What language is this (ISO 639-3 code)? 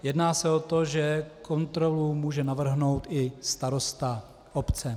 ces